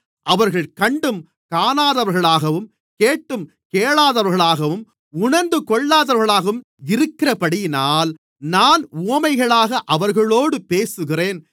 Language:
Tamil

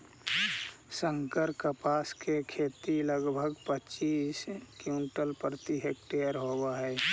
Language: Magahi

